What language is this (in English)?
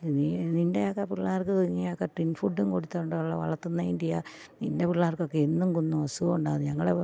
Malayalam